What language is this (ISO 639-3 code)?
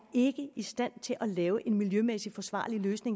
dan